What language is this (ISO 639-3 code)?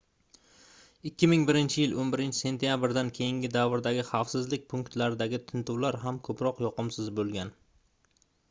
uzb